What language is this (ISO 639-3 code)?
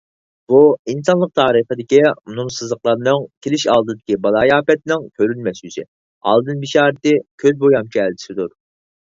uig